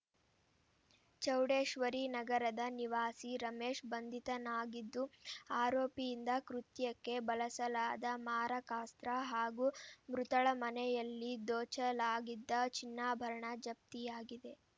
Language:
Kannada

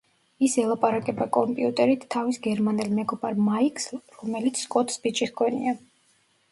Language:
Georgian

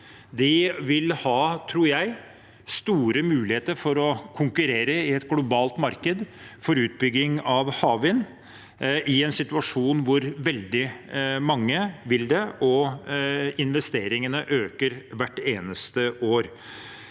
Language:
Norwegian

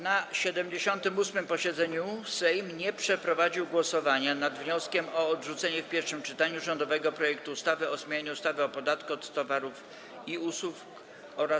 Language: Polish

